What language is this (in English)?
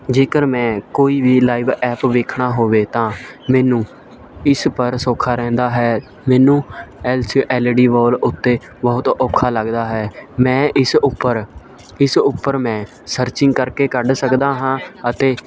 Punjabi